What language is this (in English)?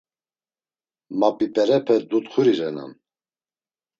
Laz